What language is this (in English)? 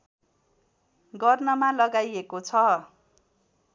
Nepali